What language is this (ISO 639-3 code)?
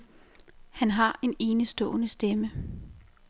dan